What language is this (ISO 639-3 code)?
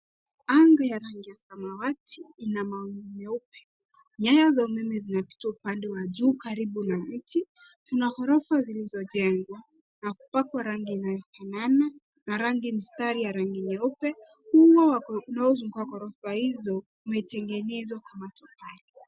swa